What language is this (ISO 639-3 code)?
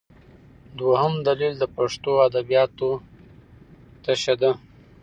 pus